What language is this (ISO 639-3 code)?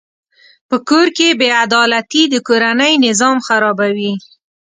pus